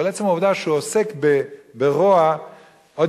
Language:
Hebrew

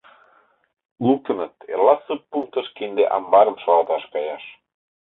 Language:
Mari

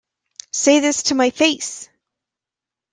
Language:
English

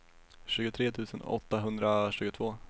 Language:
Swedish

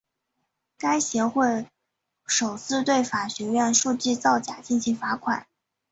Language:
Chinese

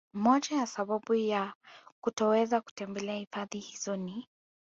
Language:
Swahili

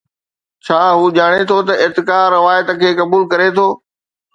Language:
Sindhi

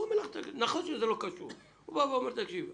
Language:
Hebrew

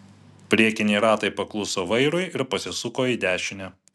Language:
Lithuanian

